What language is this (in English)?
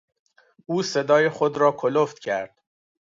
Persian